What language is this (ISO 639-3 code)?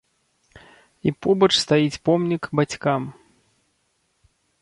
bel